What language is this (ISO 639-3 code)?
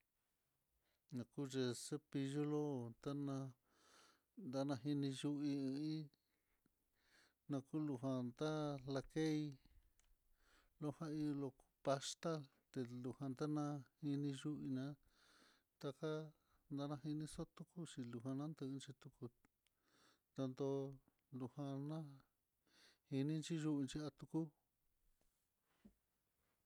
vmm